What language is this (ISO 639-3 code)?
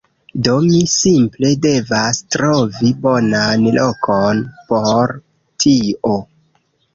epo